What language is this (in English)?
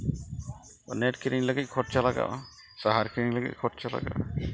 Santali